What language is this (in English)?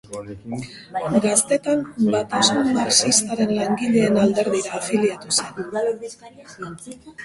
Basque